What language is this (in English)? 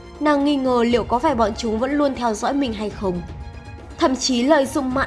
Vietnamese